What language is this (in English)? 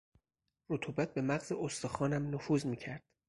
Persian